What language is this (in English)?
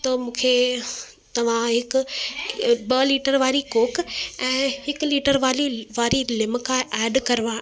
Sindhi